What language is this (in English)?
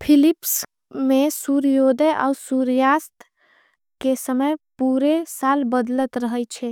Angika